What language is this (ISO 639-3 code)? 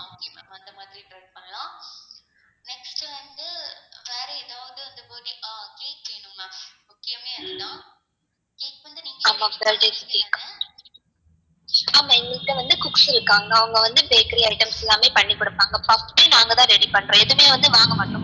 tam